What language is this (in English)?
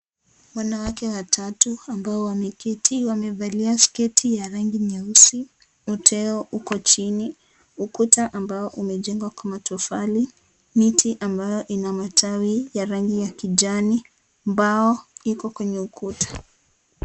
Swahili